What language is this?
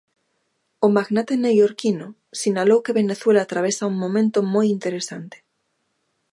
Galician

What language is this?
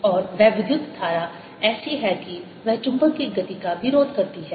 Hindi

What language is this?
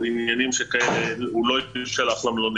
Hebrew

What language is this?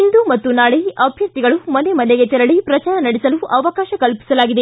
Kannada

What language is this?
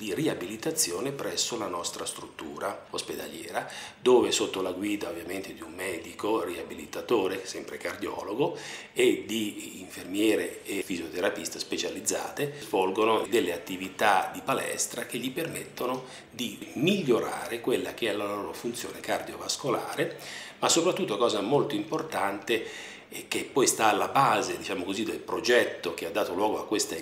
Italian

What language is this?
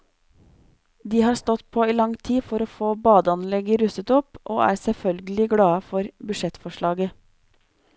Norwegian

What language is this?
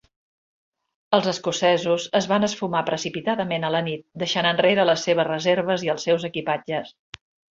Catalan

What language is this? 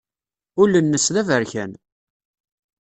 Kabyle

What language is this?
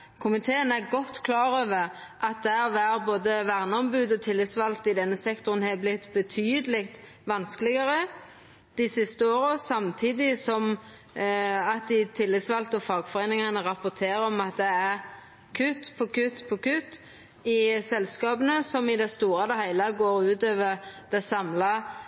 Norwegian Nynorsk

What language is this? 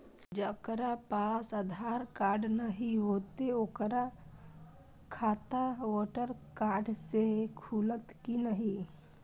Maithili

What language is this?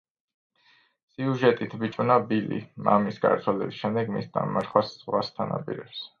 Georgian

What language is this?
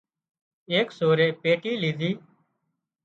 Wadiyara Koli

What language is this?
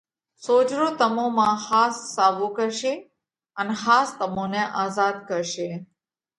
Parkari Koli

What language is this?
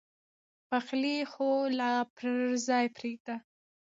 Pashto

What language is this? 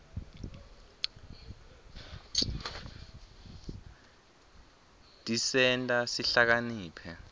Swati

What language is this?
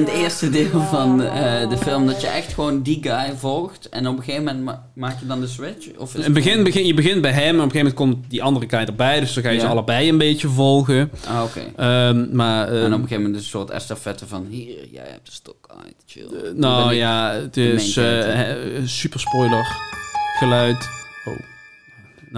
Dutch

